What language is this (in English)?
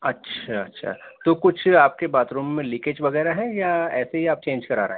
Urdu